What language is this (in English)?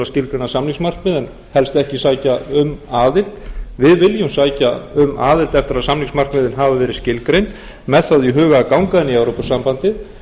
Icelandic